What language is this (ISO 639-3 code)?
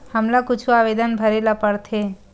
hne